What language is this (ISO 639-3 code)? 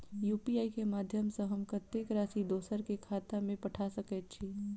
mai